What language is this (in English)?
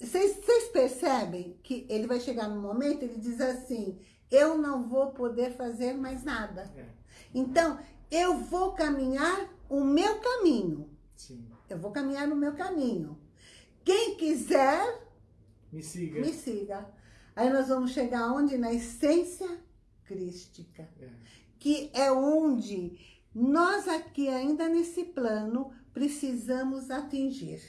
Portuguese